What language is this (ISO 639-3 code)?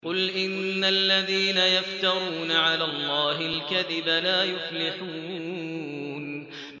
ara